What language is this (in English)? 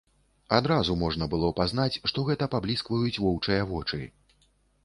Belarusian